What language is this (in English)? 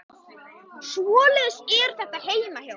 Icelandic